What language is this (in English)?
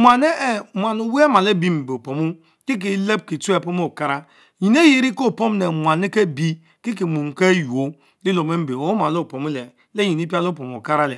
Mbe